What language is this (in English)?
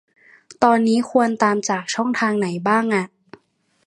Thai